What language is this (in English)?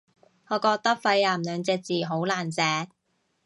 Cantonese